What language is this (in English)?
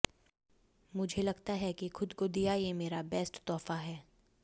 Hindi